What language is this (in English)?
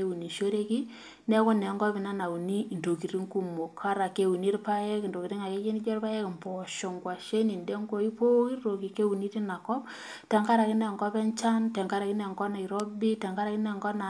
Masai